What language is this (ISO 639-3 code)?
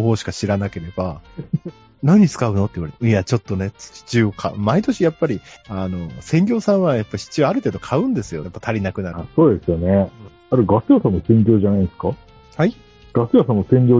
jpn